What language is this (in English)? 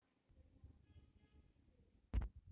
Marathi